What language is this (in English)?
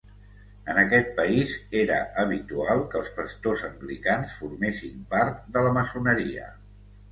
Catalan